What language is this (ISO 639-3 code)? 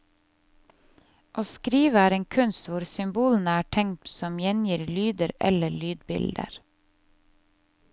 nor